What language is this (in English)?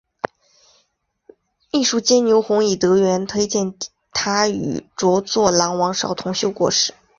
Chinese